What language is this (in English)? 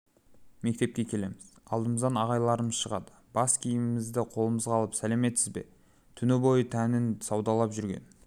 Kazakh